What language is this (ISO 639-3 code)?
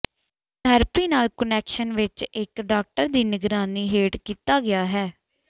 pan